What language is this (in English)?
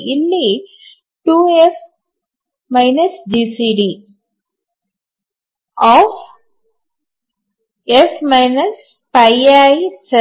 Kannada